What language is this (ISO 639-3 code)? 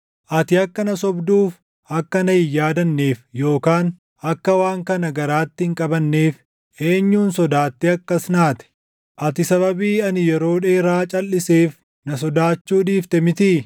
orm